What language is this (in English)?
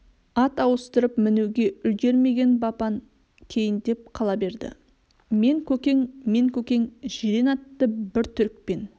Kazakh